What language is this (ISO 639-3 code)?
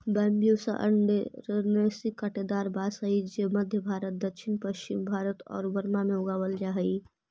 mag